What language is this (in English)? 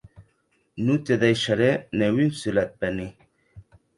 Occitan